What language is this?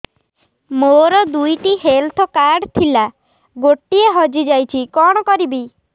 Odia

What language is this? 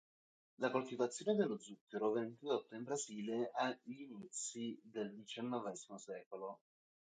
Italian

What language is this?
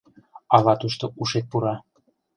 Mari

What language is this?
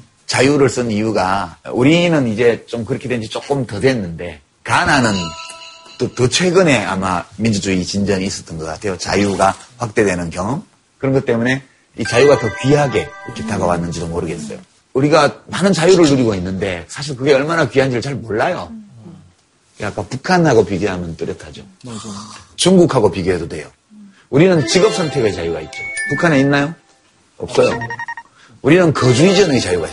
Korean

